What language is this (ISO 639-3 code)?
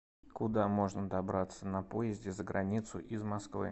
rus